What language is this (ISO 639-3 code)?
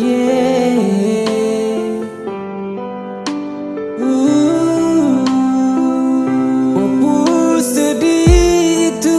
ind